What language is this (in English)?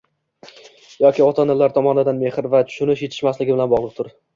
Uzbek